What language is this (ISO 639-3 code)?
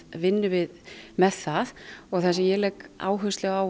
isl